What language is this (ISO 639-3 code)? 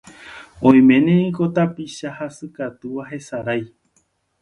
grn